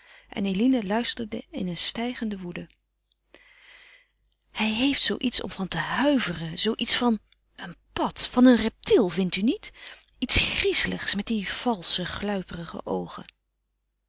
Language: Dutch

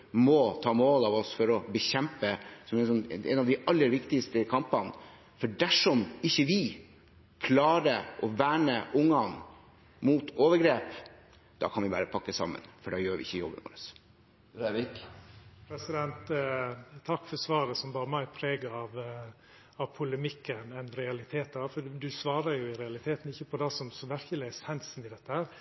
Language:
Norwegian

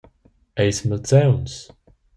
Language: Romansh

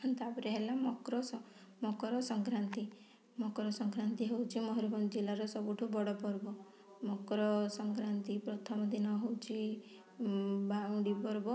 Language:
Odia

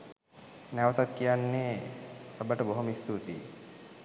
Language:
Sinhala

